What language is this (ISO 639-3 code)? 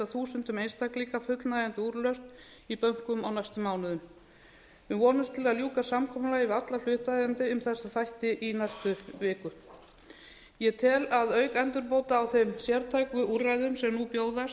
isl